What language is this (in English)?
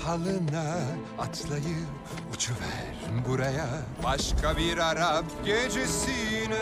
Turkish